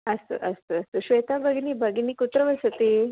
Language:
Sanskrit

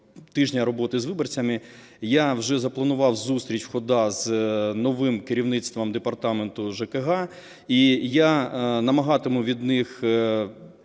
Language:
Ukrainian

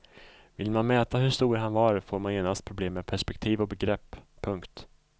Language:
Swedish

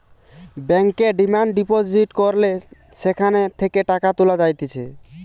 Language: Bangla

